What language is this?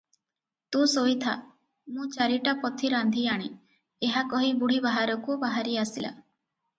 Odia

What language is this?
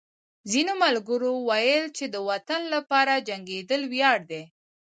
Pashto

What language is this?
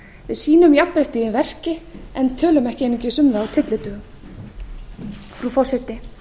Icelandic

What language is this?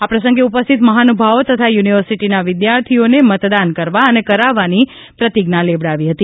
Gujarati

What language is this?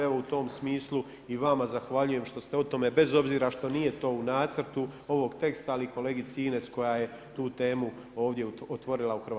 Croatian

